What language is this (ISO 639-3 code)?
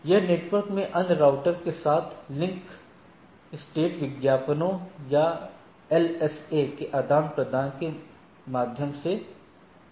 hin